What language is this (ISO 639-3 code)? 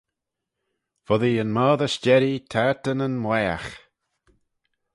glv